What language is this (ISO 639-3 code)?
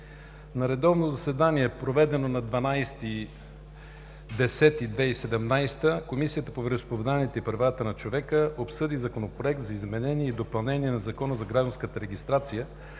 bul